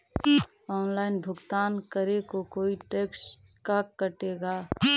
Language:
Magahi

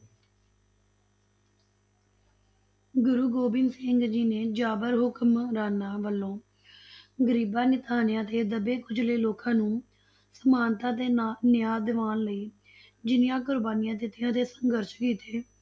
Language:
Punjabi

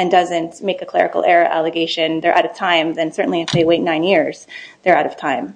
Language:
English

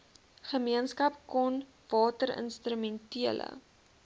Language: Afrikaans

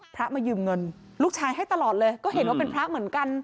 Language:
Thai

